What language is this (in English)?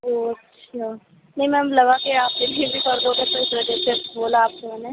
Urdu